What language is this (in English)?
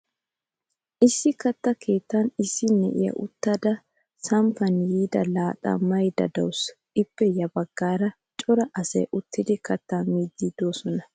Wolaytta